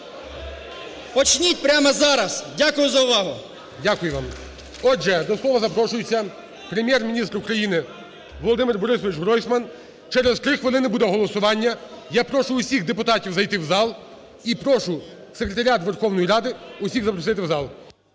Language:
Ukrainian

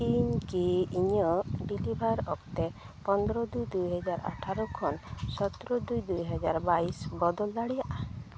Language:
Santali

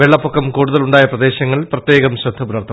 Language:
Malayalam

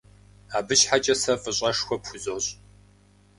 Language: Kabardian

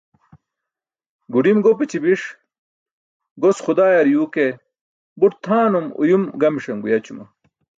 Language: Burushaski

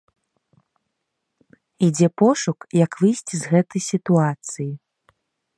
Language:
Belarusian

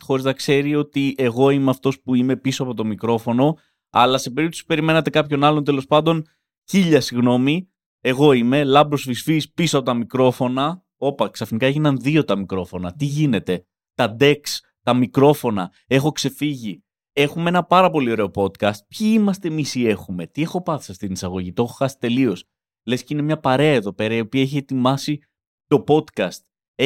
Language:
Greek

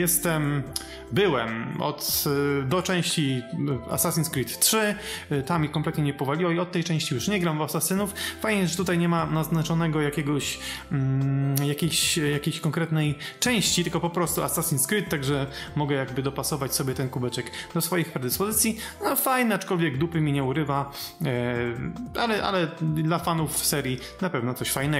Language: Polish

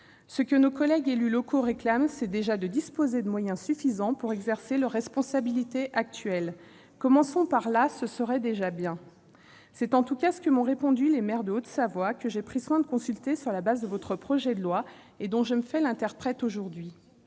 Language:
French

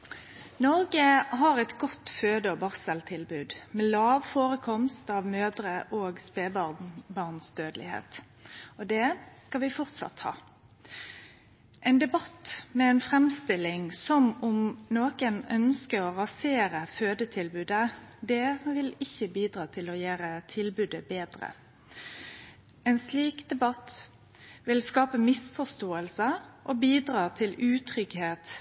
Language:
Norwegian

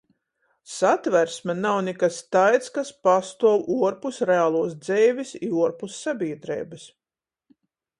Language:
Latgalian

